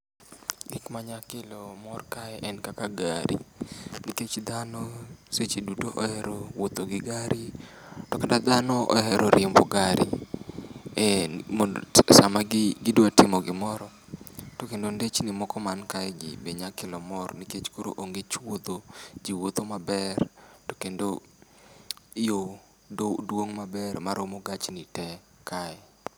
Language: Luo (Kenya and Tanzania)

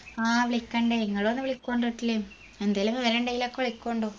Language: Malayalam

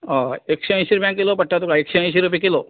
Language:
Konkani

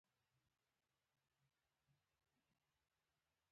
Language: Pashto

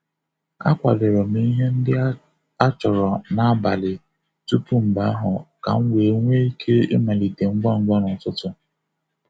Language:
Igbo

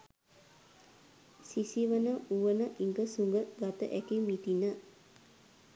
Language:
Sinhala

